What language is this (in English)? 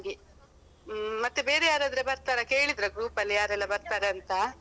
Kannada